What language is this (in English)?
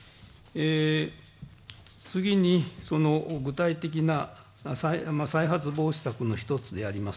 Japanese